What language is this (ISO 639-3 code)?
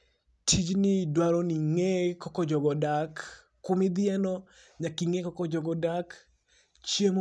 luo